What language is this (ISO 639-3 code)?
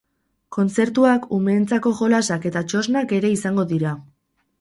eus